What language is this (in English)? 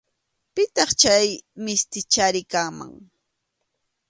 Arequipa-La Unión Quechua